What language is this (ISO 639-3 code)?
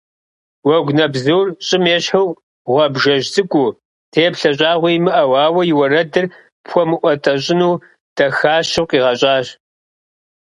kbd